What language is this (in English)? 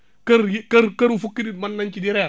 Wolof